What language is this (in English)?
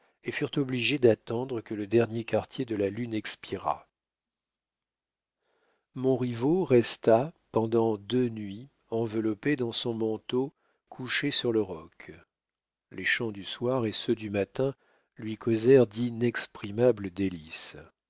French